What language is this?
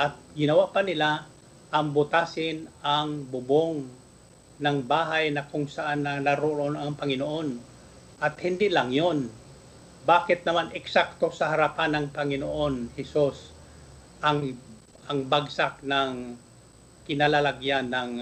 Filipino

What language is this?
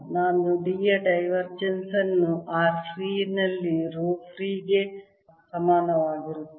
Kannada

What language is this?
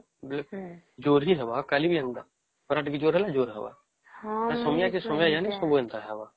Odia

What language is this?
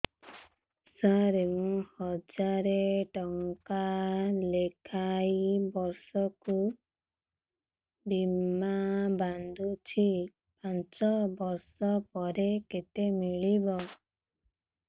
Odia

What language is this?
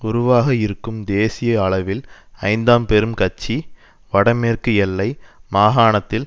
Tamil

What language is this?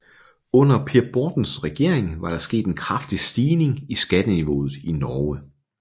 Danish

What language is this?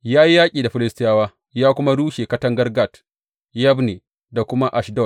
Hausa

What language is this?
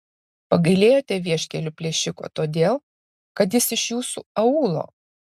Lithuanian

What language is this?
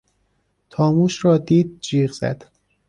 Persian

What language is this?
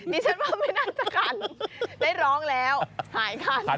Thai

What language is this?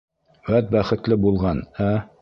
Bashkir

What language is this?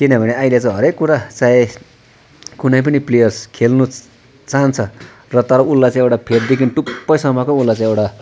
Nepali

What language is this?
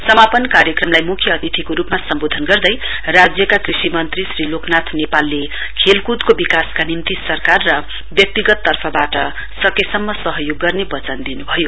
Nepali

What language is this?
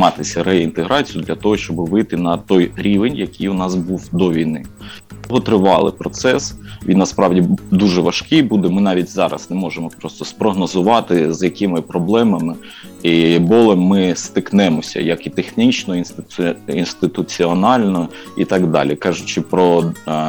Ukrainian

